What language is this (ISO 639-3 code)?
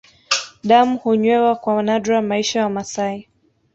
swa